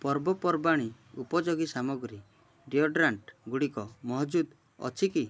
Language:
Odia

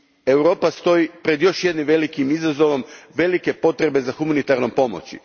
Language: Croatian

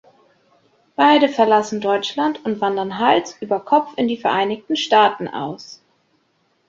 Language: German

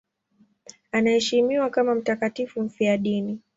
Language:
Swahili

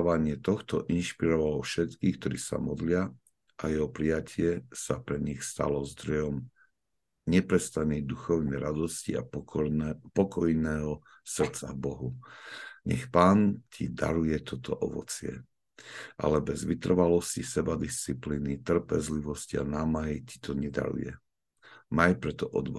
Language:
Slovak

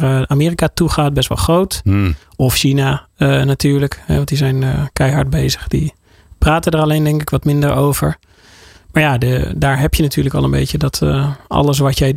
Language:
Dutch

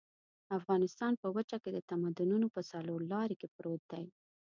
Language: Pashto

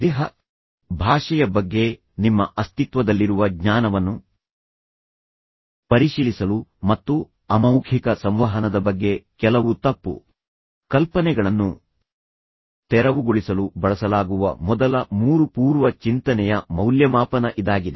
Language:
Kannada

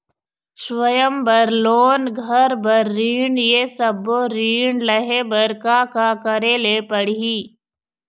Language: Chhattisgarhi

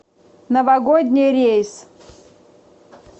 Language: Russian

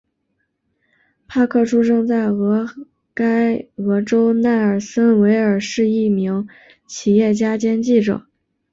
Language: Chinese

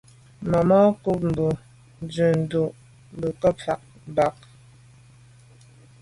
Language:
Medumba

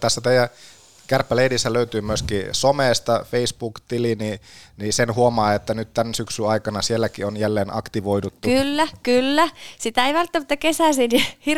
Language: Finnish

